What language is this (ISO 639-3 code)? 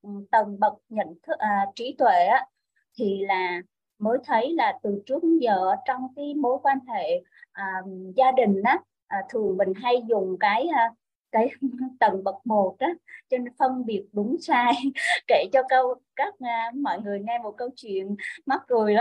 vie